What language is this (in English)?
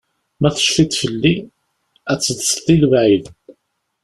Kabyle